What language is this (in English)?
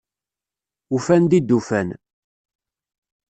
Kabyle